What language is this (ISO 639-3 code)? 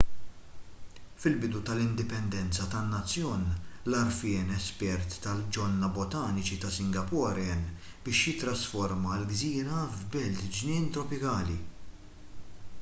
mlt